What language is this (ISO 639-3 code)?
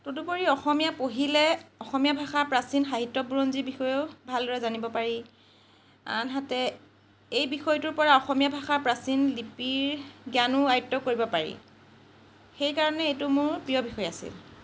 asm